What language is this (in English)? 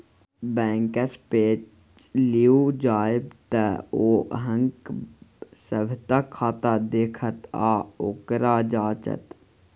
Maithili